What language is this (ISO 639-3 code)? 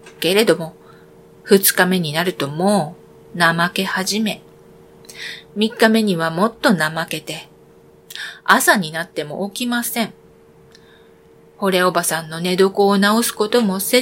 jpn